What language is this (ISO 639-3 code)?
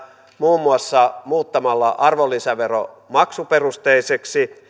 fin